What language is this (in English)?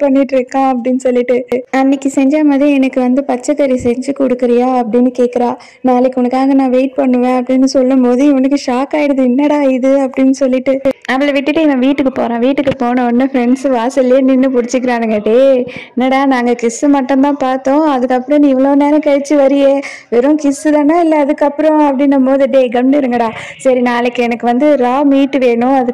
Thai